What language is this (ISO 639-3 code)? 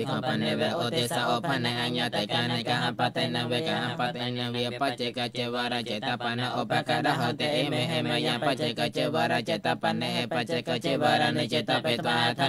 tha